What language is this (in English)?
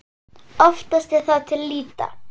Icelandic